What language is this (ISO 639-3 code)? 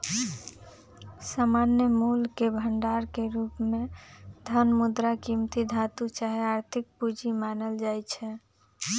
mag